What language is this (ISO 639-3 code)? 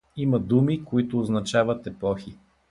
bul